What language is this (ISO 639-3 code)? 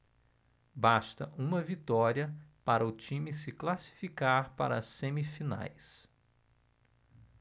por